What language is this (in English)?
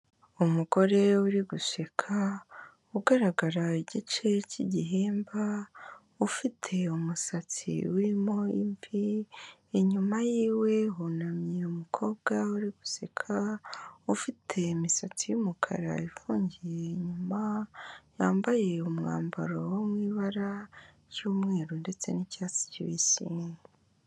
Kinyarwanda